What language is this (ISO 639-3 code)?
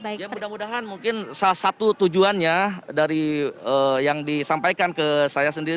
ind